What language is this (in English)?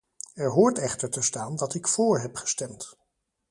Dutch